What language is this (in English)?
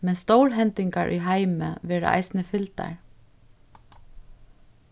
Faroese